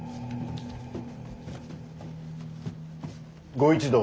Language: Japanese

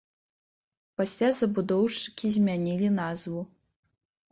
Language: Belarusian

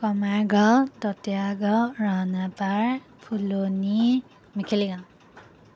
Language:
Assamese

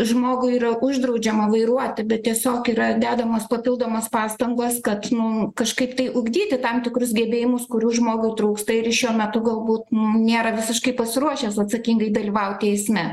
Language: Lithuanian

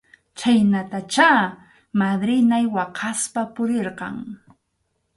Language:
Arequipa-La Unión Quechua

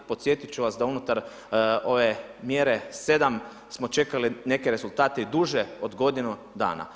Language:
Croatian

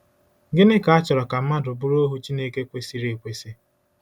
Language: Igbo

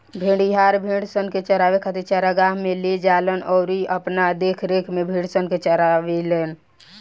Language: Bhojpuri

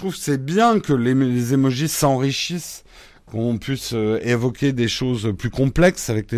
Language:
French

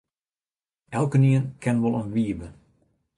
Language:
Western Frisian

